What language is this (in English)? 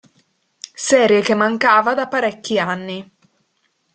Italian